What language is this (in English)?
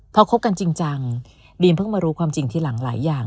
Thai